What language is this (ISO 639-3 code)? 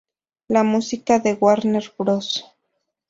spa